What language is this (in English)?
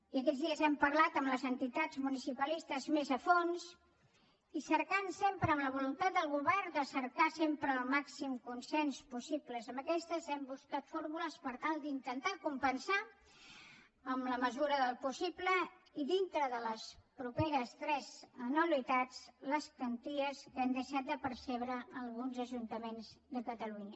Catalan